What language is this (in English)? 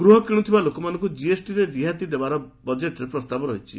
Odia